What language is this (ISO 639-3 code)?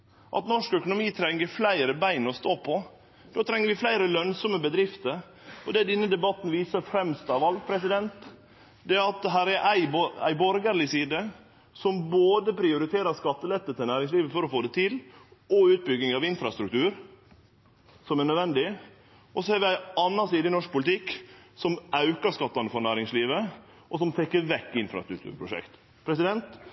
nno